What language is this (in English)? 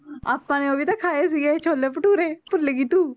Punjabi